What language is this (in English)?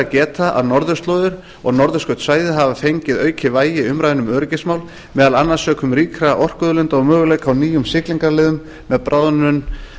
Icelandic